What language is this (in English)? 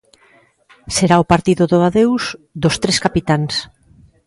Galician